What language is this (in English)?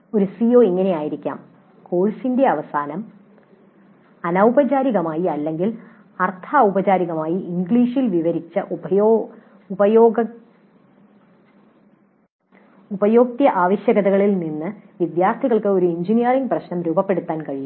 Malayalam